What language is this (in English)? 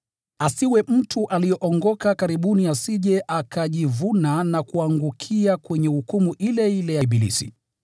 Swahili